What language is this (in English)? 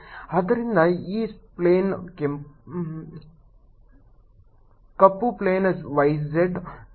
Kannada